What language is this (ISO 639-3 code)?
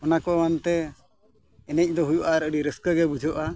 sat